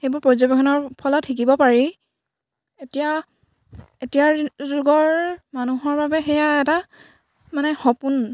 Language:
Assamese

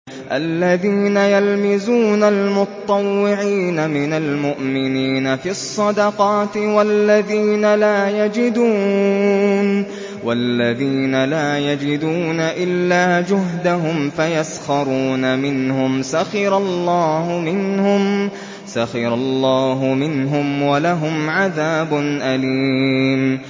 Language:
Arabic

